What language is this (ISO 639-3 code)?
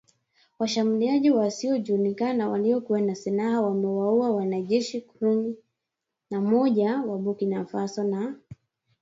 swa